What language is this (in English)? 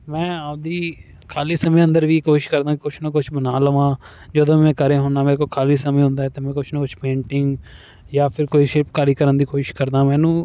Punjabi